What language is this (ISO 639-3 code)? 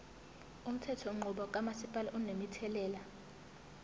zul